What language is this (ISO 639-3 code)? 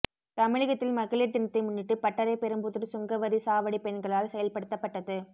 tam